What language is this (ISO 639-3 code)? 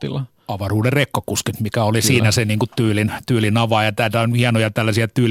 fin